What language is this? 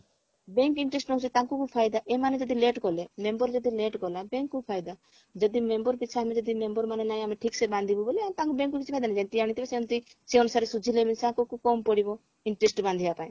Odia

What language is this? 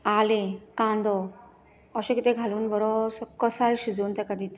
Konkani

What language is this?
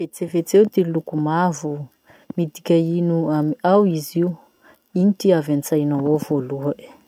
Masikoro Malagasy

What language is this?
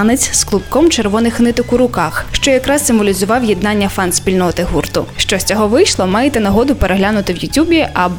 Ukrainian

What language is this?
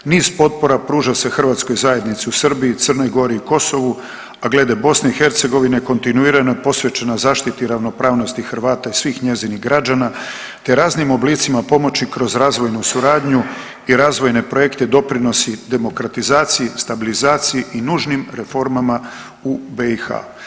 Croatian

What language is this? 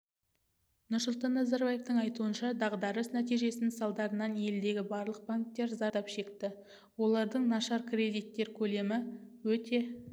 Kazakh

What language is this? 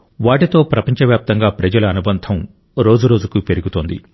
Telugu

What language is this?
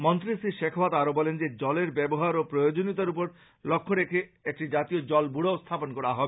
Bangla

